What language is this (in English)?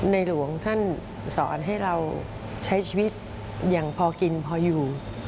Thai